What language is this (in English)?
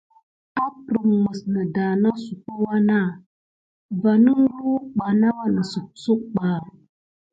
Gidar